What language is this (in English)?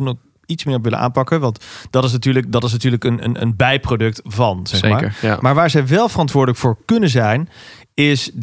Dutch